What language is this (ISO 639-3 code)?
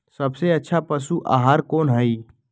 mag